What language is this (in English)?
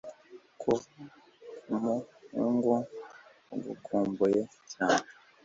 Kinyarwanda